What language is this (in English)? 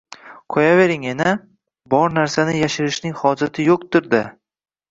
Uzbek